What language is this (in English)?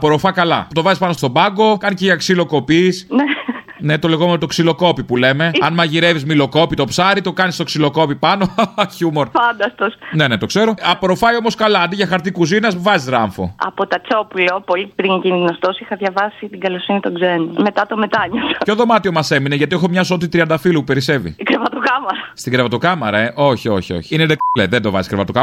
Greek